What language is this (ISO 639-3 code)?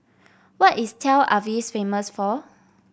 eng